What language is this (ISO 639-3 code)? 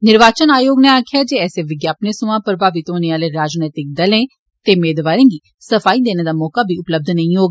doi